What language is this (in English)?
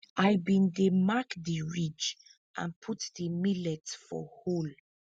Nigerian Pidgin